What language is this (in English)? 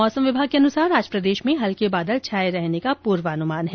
Hindi